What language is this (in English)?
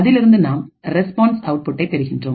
Tamil